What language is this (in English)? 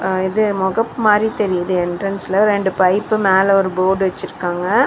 Tamil